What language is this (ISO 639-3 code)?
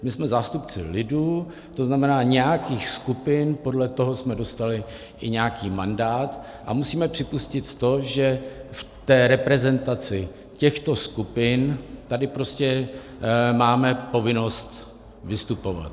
ces